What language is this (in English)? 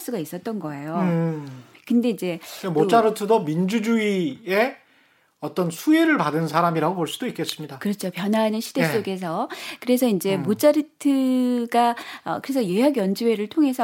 Korean